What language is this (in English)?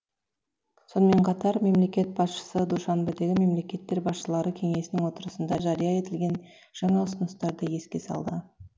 Kazakh